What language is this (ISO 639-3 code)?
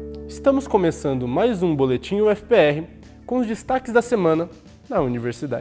por